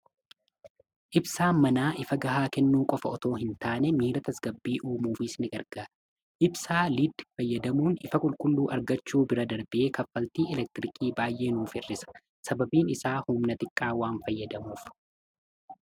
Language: Oromo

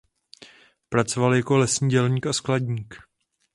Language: Czech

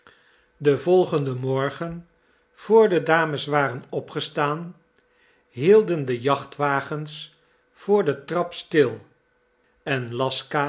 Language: Dutch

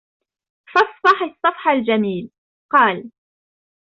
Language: Arabic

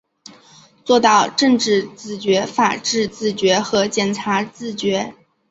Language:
Chinese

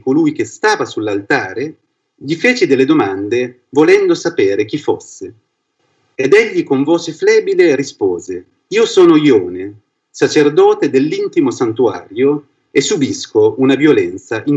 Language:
Italian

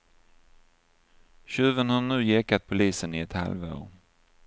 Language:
Swedish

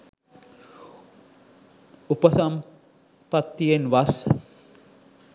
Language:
Sinhala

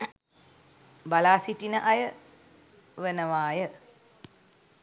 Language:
Sinhala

